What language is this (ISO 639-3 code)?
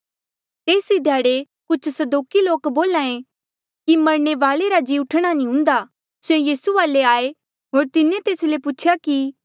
mjl